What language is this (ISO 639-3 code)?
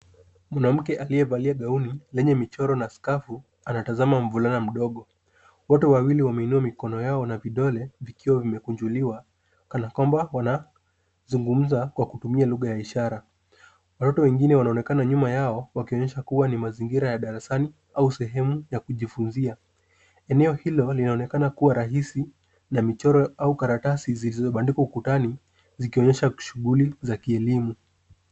swa